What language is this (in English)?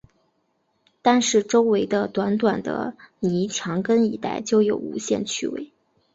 Chinese